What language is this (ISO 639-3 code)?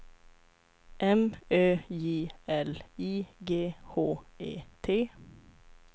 swe